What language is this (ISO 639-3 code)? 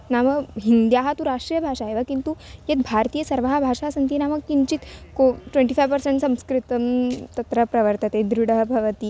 san